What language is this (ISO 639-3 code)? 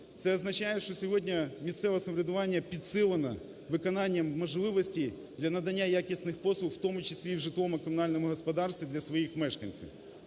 ukr